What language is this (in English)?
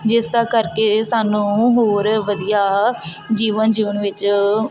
Punjabi